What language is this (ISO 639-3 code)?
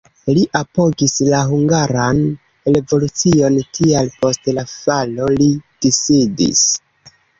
epo